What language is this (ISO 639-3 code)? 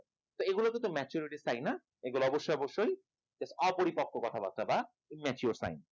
ben